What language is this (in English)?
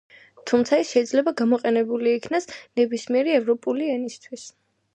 Georgian